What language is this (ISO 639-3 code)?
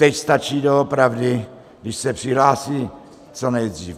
ces